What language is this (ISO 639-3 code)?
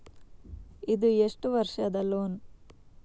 kan